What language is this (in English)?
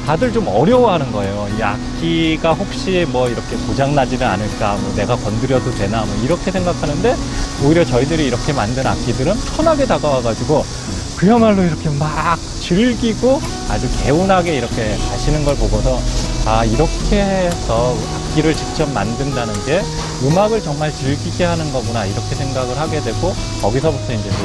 Korean